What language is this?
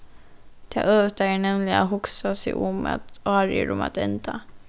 Faroese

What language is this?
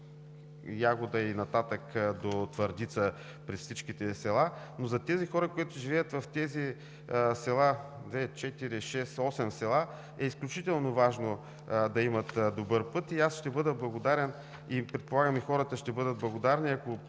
Bulgarian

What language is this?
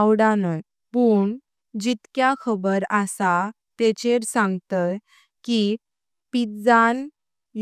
Konkani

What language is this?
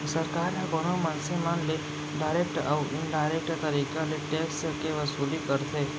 Chhattisgarhi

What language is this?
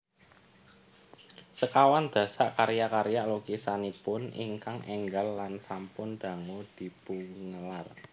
Javanese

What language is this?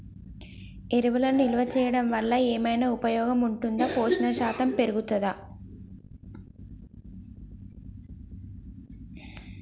Telugu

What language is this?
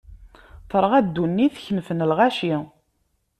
Kabyle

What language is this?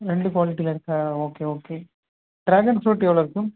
Tamil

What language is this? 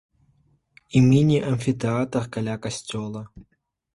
Belarusian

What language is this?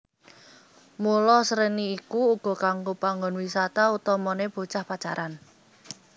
Javanese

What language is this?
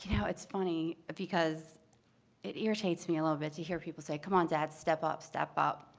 English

